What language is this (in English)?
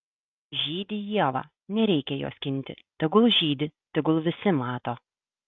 Lithuanian